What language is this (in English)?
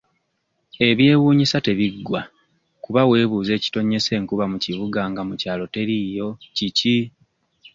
Ganda